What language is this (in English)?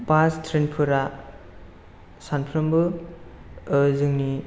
Bodo